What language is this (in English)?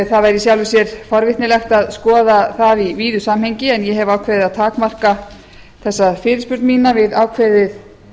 Icelandic